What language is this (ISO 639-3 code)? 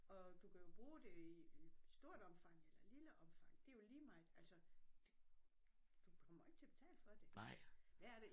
dan